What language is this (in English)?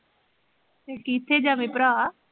Punjabi